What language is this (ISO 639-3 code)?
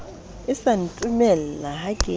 sot